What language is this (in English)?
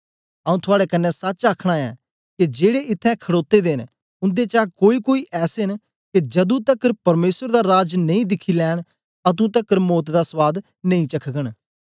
Dogri